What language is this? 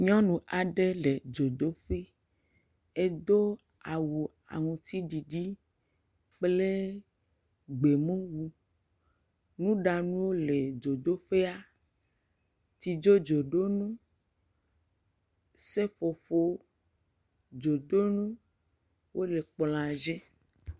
Ewe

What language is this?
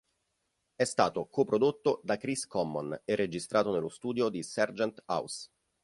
Italian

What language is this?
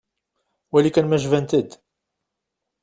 Kabyle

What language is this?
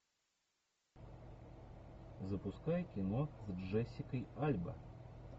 Russian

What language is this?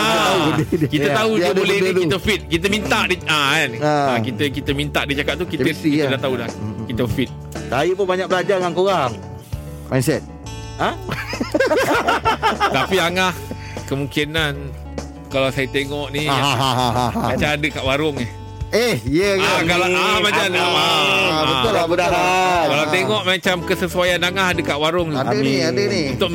Malay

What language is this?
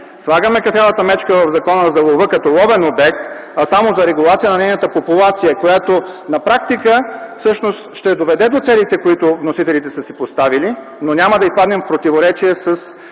Bulgarian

